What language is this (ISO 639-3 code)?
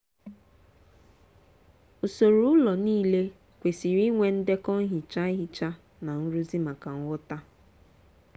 ibo